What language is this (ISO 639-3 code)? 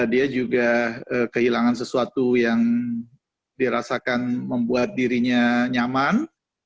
ind